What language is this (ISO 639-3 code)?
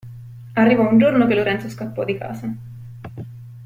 ita